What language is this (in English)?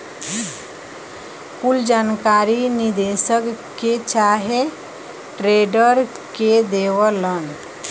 Bhojpuri